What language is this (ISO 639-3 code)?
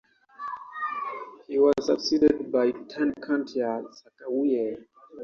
eng